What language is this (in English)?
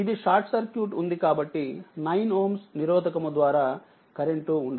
Telugu